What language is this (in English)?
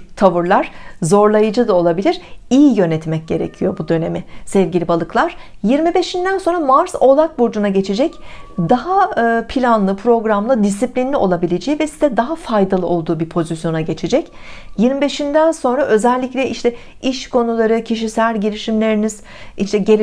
Turkish